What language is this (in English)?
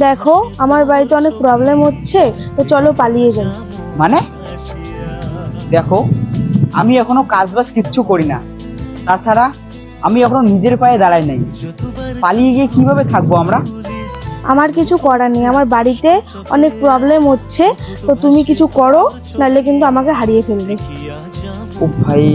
Bangla